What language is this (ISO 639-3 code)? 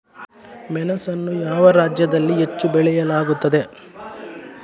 kan